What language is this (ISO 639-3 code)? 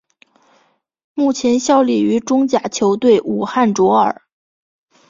zho